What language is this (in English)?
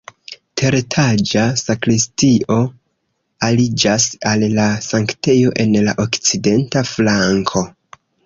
Esperanto